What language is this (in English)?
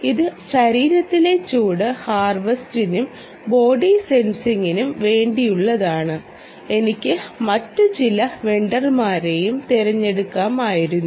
Malayalam